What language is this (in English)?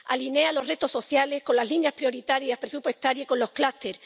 Spanish